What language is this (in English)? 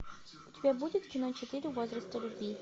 Russian